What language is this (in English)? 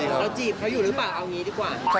Thai